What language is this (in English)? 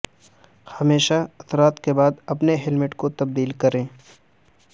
Urdu